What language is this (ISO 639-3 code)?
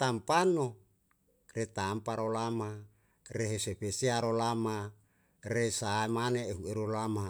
jal